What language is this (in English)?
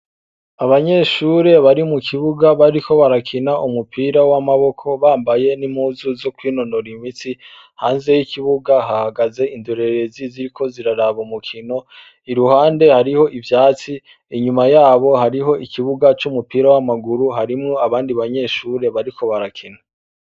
Rundi